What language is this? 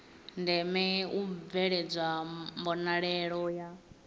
Venda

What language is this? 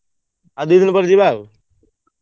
Odia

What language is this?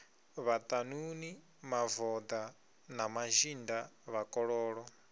Venda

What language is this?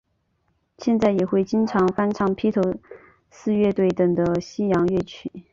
Chinese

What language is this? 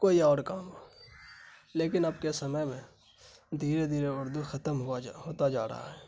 Urdu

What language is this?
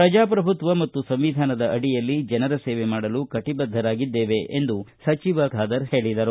Kannada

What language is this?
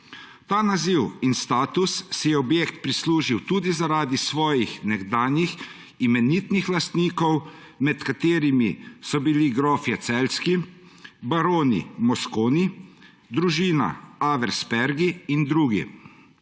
Slovenian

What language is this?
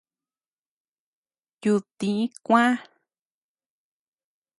Tepeuxila Cuicatec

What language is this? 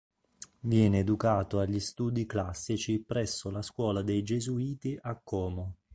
Italian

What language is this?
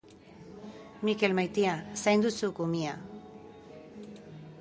Basque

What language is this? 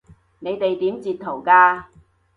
Cantonese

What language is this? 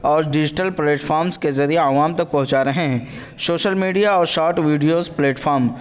Urdu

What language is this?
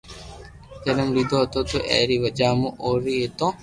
Loarki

